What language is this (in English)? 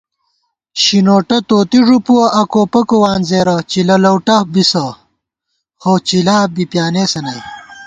Gawar-Bati